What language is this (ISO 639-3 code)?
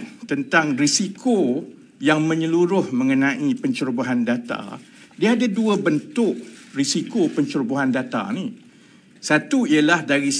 msa